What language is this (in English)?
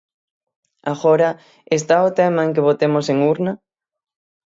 Galician